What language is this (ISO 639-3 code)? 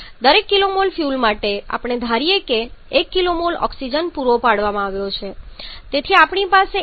guj